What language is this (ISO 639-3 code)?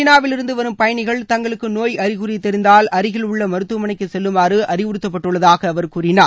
tam